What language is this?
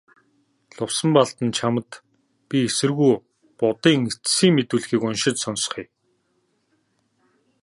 Mongolian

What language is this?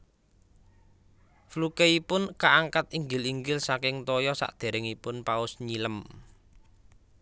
Javanese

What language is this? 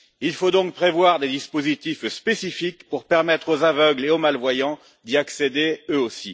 French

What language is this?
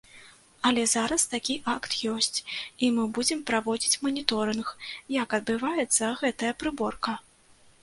Belarusian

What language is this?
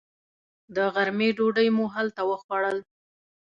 Pashto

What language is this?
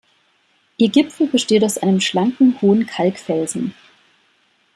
German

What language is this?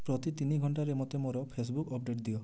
Odia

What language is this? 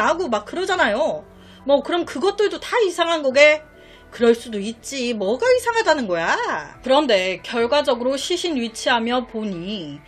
Korean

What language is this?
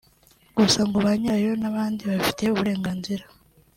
Kinyarwanda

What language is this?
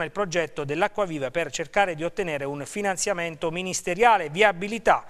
Italian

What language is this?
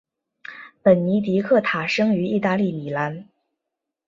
Chinese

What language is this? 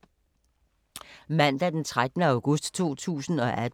Danish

